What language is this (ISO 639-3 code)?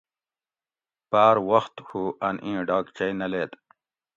gwc